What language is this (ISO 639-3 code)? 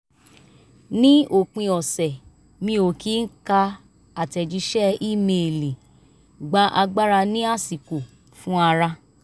yor